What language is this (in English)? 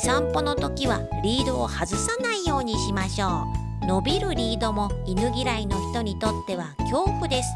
Japanese